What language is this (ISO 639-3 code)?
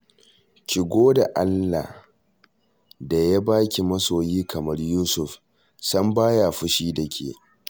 hau